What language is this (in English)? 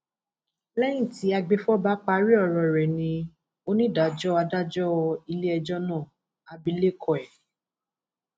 Yoruba